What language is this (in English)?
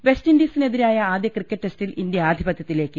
Malayalam